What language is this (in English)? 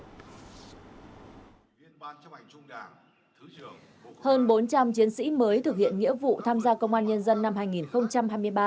Vietnamese